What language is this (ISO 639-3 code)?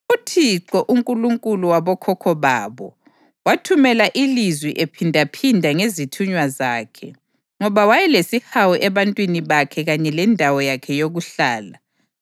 nde